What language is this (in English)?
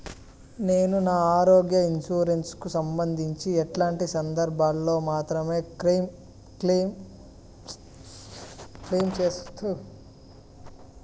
Telugu